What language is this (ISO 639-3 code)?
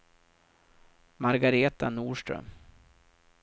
swe